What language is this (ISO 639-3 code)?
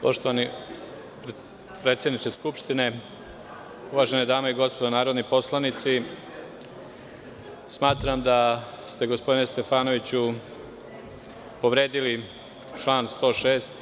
srp